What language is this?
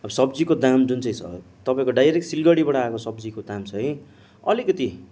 Nepali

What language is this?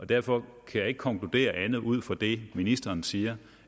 Danish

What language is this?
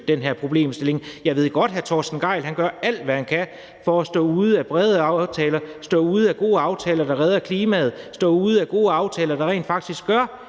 Danish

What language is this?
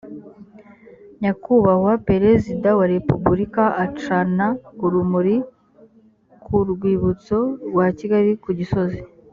Kinyarwanda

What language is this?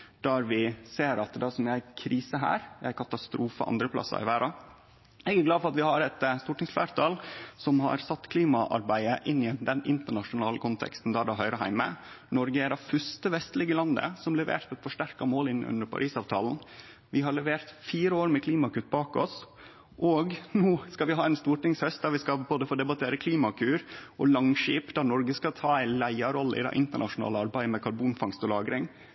Norwegian Nynorsk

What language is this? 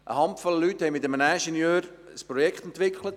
Swiss German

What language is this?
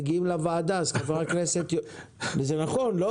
Hebrew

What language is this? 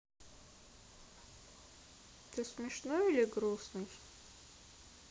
Russian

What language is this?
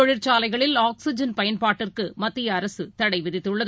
Tamil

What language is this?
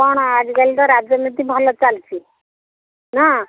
Odia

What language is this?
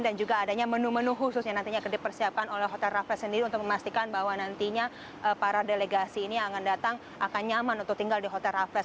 Indonesian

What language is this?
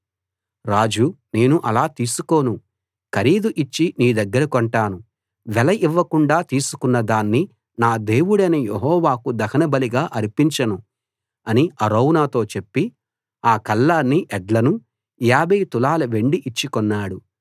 Telugu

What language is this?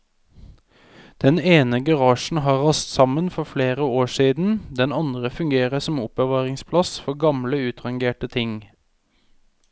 Norwegian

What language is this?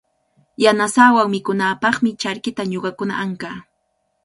Cajatambo North Lima Quechua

